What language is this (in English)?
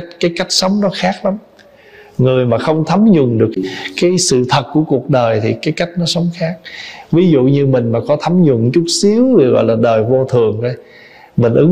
Vietnamese